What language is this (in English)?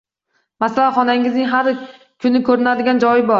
Uzbek